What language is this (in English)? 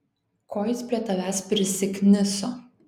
Lithuanian